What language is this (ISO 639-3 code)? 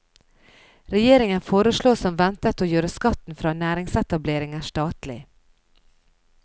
nor